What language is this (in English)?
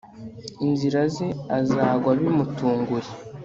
Kinyarwanda